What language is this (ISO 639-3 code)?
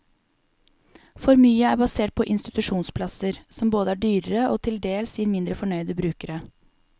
nor